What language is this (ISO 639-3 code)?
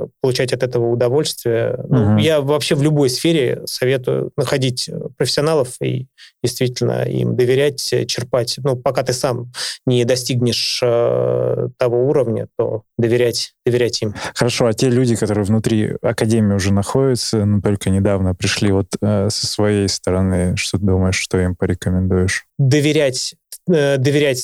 rus